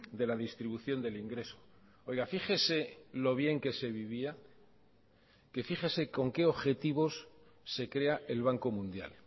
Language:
Spanish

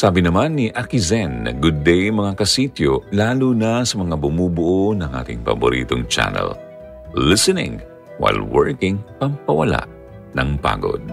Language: Filipino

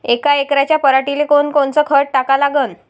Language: Marathi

